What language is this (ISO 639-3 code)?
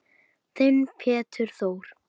isl